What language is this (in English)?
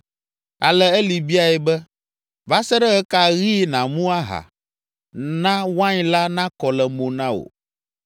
Ewe